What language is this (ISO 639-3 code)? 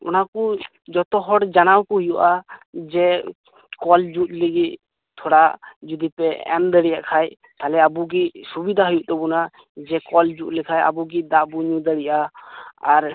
sat